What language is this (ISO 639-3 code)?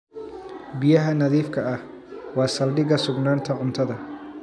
som